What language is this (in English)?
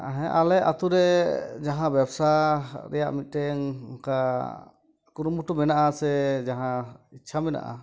Santali